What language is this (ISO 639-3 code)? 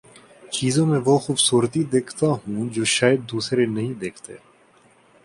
urd